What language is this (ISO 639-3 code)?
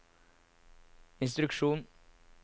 nor